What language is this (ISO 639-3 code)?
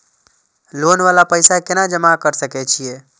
mai